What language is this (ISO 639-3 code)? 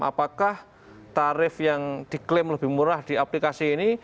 ind